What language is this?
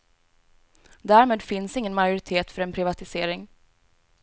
Swedish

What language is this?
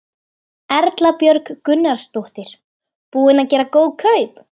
Icelandic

